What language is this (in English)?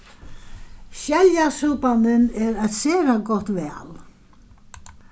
Faroese